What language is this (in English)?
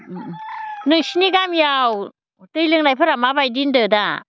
Bodo